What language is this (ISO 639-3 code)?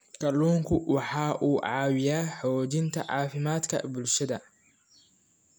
som